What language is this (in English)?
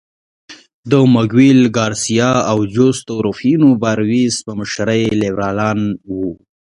Pashto